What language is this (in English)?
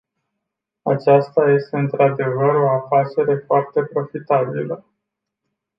Romanian